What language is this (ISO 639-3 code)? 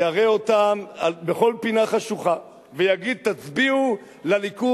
heb